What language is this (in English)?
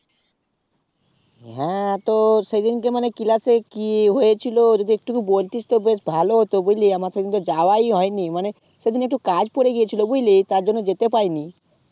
Bangla